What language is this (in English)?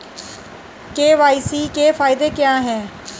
Hindi